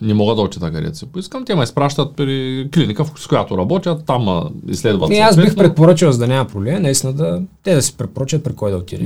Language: Bulgarian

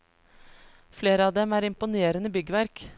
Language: Norwegian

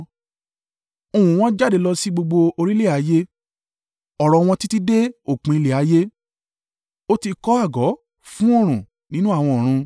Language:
Yoruba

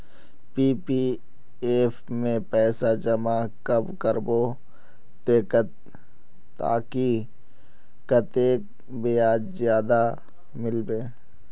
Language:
Magahi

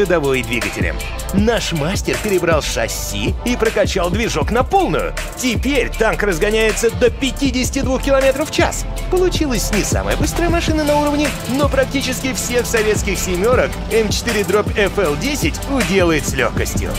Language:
Russian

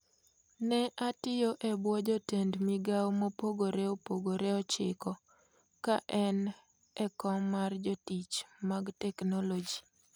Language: Luo (Kenya and Tanzania)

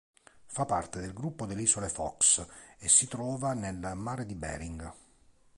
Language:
Italian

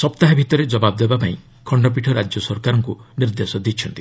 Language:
Odia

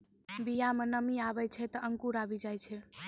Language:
Maithili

